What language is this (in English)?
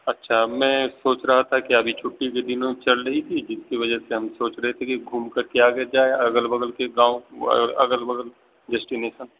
Urdu